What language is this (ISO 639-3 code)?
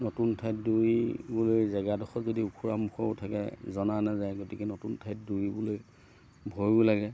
asm